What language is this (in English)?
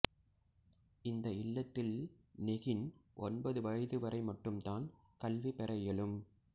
Tamil